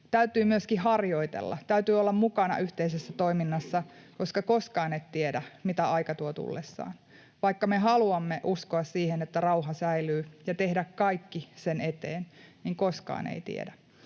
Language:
Finnish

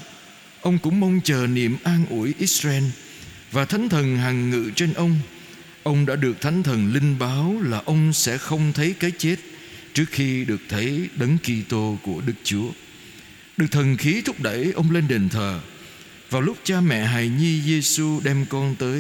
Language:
Vietnamese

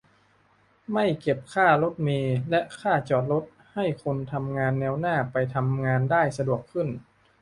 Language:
Thai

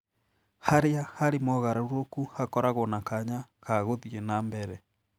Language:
Kikuyu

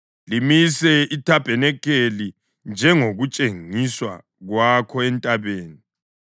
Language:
North Ndebele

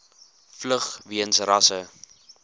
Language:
Afrikaans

